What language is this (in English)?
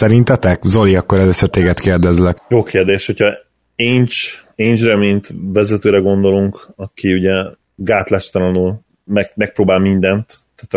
Hungarian